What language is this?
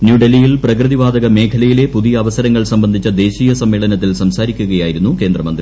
Malayalam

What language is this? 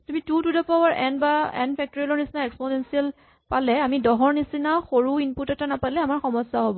Assamese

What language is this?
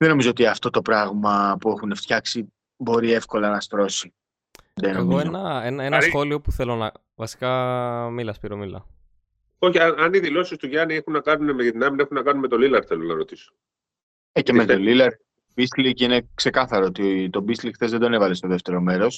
Greek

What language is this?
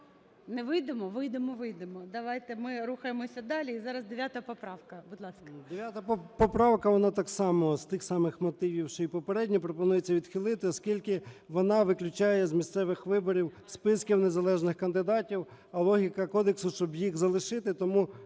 Ukrainian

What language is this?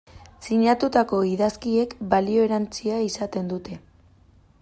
Basque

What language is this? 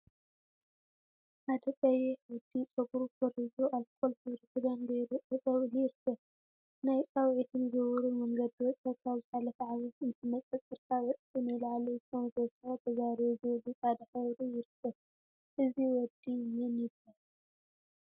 Tigrinya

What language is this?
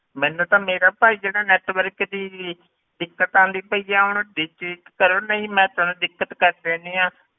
Punjabi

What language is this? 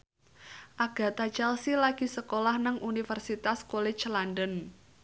Javanese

